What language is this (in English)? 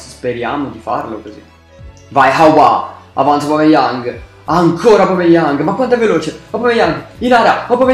Italian